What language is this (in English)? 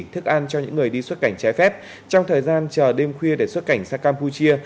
Vietnamese